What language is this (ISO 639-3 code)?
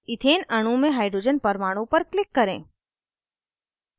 hin